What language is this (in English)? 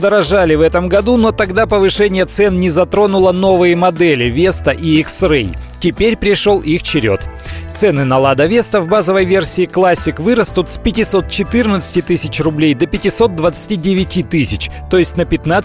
Russian